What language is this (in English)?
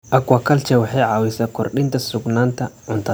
Somali